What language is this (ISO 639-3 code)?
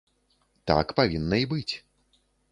bel